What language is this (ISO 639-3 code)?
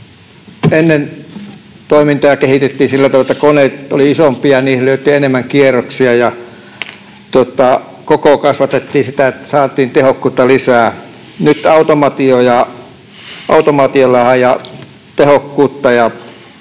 fin